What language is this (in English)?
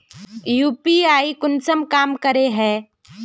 Magahi